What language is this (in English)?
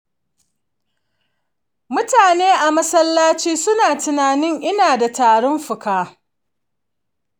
Hausa